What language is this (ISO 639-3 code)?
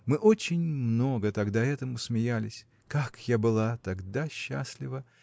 rus